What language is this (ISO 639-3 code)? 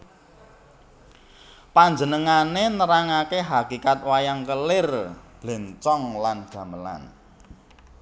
jav